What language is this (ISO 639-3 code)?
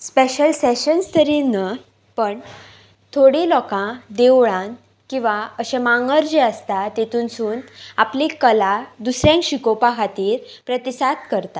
kok